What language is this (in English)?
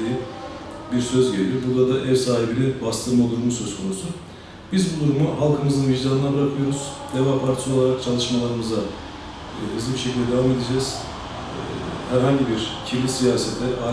Turkish